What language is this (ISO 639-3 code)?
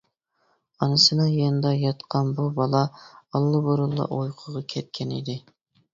uig